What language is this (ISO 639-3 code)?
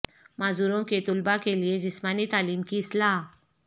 urd